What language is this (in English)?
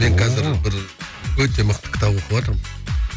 Kazakh